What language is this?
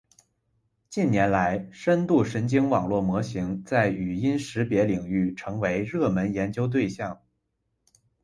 Chinese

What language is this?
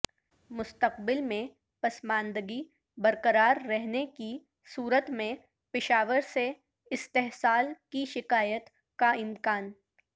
Urdu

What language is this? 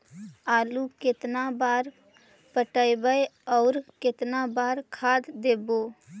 Magahi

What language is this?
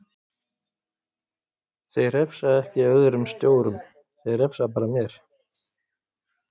Icelandic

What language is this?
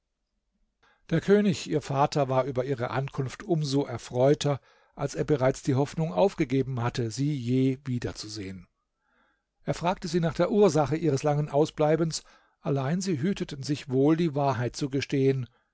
German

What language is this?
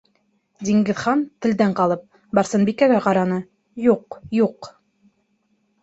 Bashkir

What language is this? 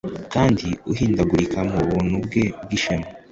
Kinyarwanda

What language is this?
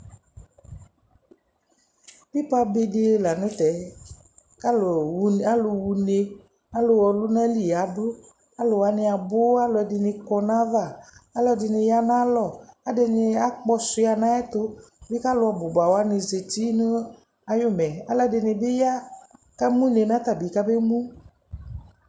Ikposo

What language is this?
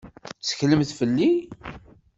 Kabyle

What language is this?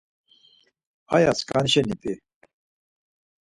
Laz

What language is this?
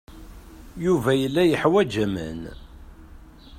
Kabyle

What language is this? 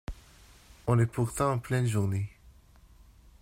French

